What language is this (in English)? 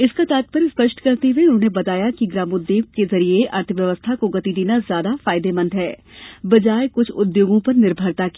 Hindi